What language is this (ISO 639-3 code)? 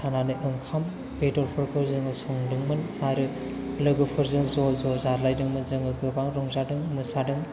brx